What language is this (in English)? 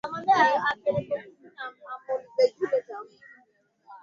Swahili